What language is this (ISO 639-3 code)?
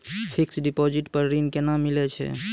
mai